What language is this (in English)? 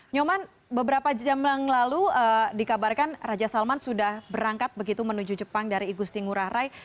Indonesian